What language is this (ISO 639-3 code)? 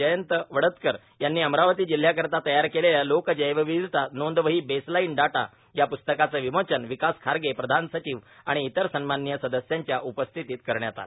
mar